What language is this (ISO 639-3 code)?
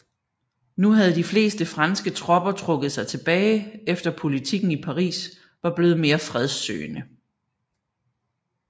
dan